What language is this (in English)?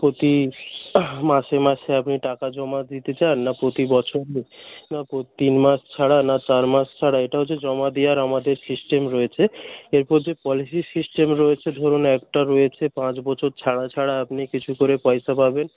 Bangla